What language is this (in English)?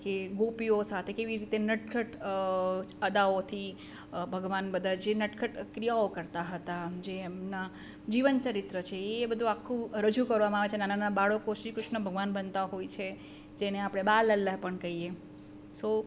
Gujarati